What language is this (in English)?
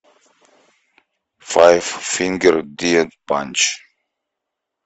Russian